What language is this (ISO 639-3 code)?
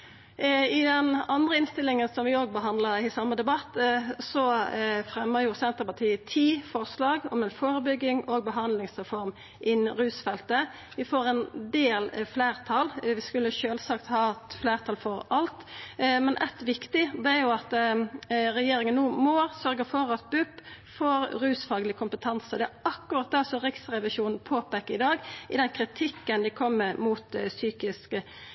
nno